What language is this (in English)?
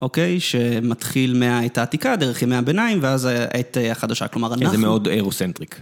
Hebrew